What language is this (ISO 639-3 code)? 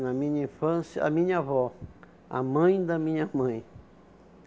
por